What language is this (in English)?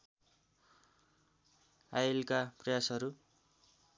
Nepali